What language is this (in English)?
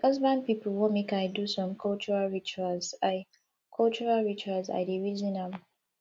Nigerian Pidgin